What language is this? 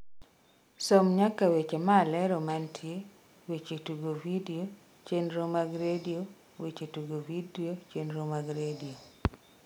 Luo (Kenya and Tanzania)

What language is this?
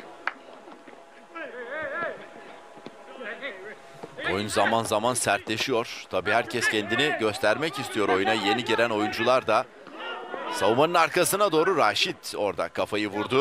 Turkish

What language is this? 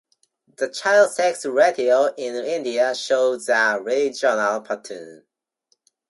English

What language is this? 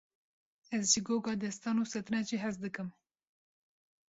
Kurdish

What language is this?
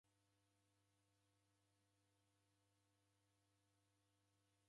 Taita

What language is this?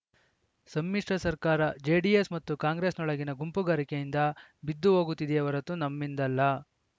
Kannada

